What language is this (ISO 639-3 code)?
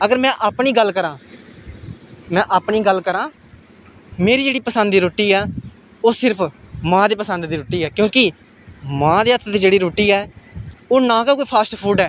doi